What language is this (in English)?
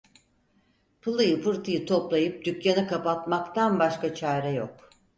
Turkish